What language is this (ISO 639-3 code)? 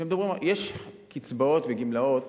heb